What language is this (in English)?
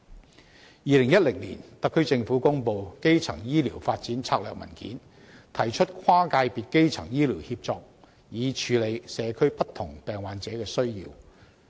Cantonese